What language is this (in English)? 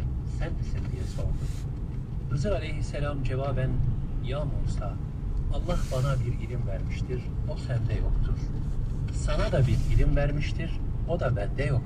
Turkish